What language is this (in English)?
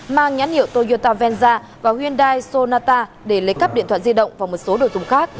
Vietnamese